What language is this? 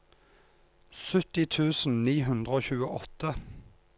Norwegian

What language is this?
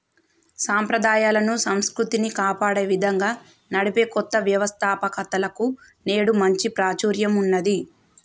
Telugu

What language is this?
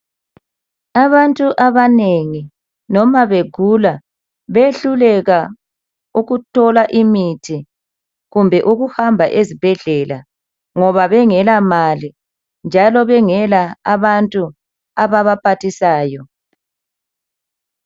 North Ndebele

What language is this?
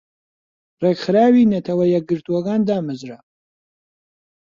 Central Kurdish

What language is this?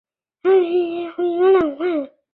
Chinese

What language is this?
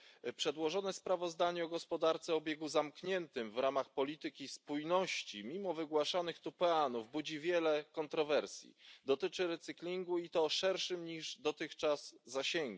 Polish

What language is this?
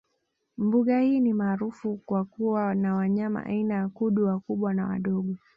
Swahili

